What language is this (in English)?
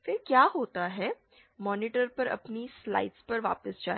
Hindi